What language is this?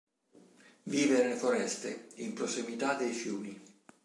Italian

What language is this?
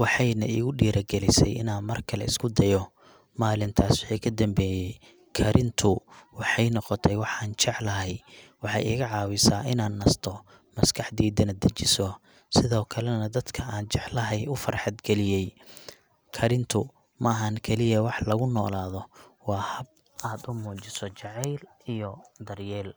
Somali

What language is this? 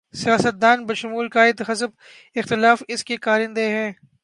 Urdu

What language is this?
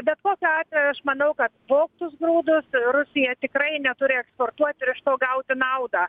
Lithuanian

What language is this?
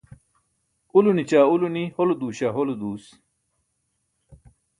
Burushaski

